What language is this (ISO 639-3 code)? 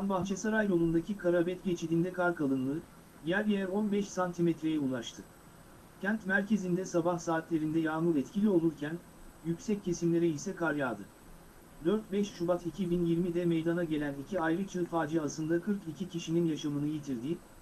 tur